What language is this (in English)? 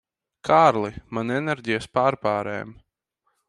Latvian